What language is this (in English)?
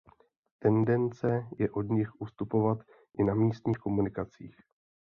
Czech